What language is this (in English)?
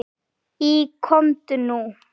Icelandic